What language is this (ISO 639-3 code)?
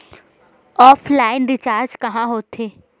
hne